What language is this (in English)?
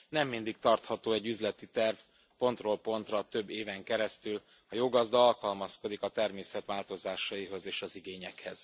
Hungarian